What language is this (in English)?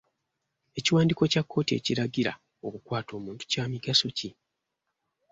Ganda